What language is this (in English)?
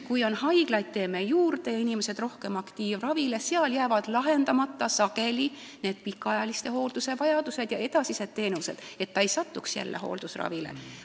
Estonian